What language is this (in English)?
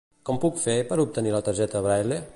Catalan